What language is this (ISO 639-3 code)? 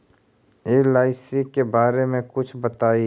mag